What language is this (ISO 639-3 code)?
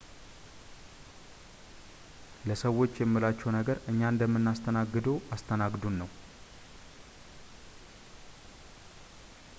amh